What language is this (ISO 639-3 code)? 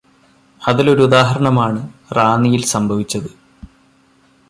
mal